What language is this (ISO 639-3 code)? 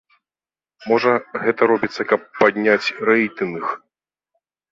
bel